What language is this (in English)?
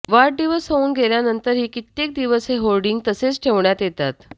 Marathi